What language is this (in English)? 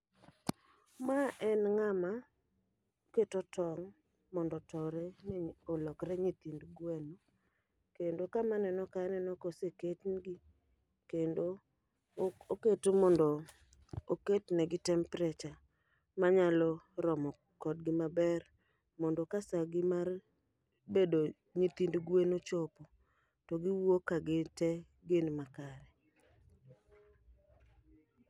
Luo (Kenya and Tanzania)